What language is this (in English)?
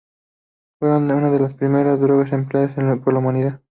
Spanish